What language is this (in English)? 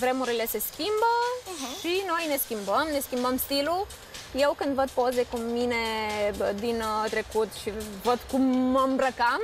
Romanian